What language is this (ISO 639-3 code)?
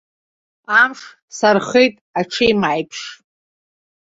abk